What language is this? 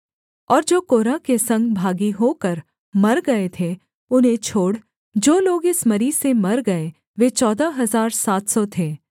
Hindi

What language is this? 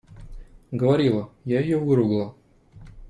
Russian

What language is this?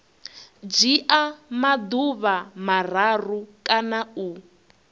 Venda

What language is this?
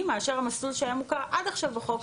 Hebrew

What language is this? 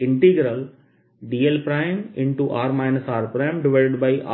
Hindi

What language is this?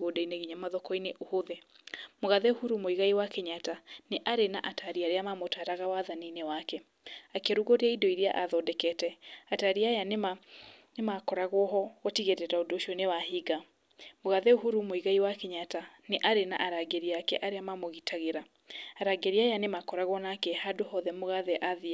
Kikuyu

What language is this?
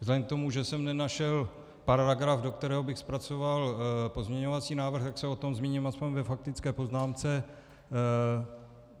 Czech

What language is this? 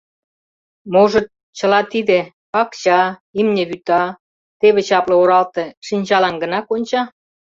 Mari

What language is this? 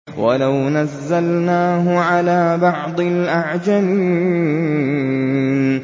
Arabic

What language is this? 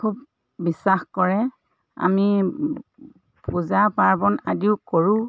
Assamese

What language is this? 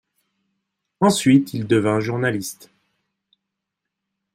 French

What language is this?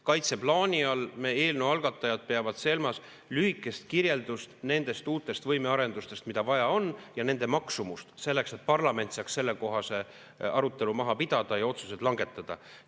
Estonian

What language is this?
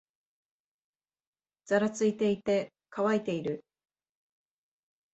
Japanese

